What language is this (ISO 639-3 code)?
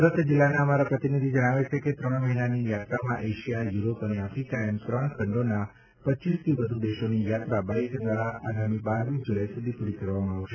guj